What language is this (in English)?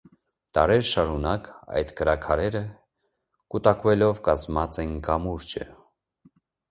Armenian